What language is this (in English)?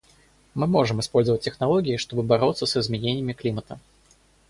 Russian